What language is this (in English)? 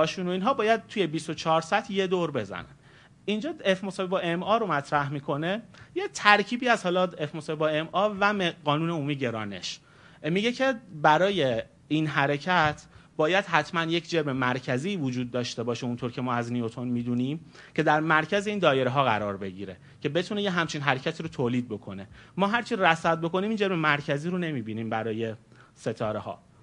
Persian